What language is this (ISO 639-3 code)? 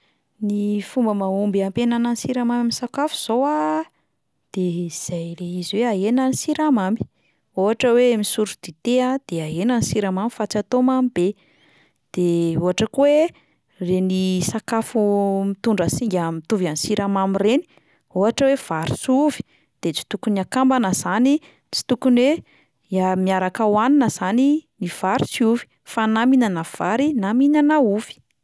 mlg